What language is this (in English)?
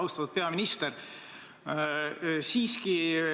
Estonian